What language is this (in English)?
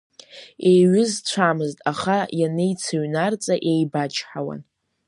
Abkhazian